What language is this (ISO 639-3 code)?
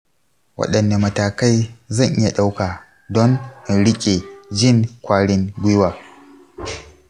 hau